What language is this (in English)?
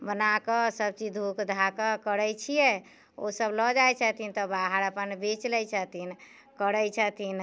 Maithili